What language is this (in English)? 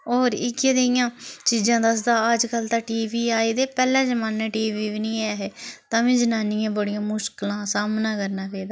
Dogri